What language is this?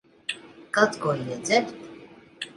Latvian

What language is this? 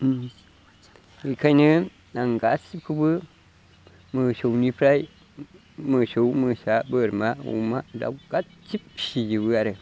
Bodo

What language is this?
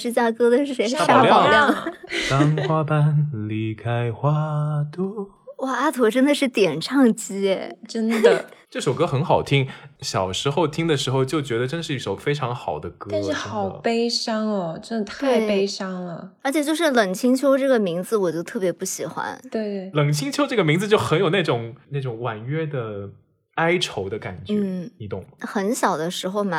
Chinese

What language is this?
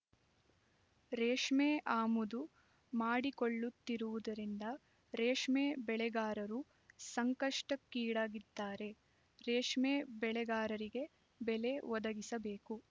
Kannada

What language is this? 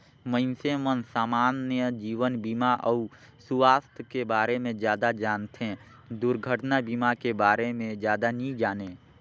Chhattisgarhi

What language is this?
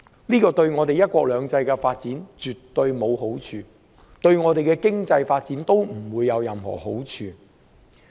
Cantonese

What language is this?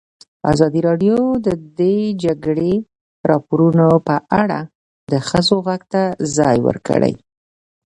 Pashto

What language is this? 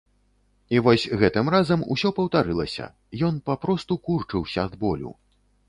Belarusian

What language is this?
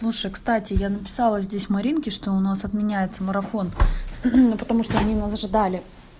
Russian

